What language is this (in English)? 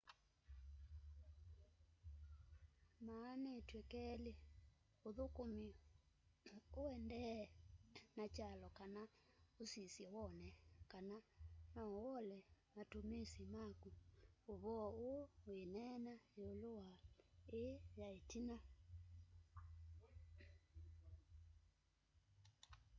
Kamba